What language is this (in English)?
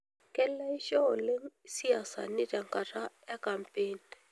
Masai